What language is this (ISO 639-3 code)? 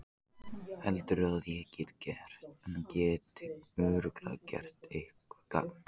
isl